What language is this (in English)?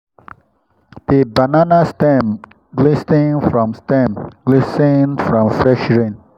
Nigerian Pidgin